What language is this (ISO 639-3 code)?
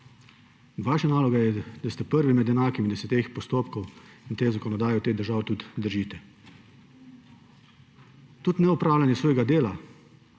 slv